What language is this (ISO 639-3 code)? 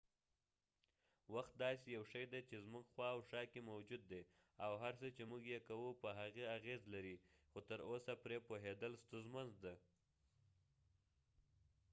pus